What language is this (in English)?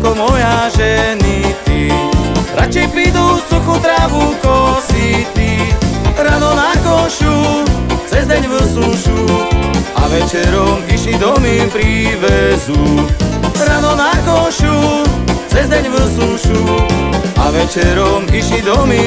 Slovak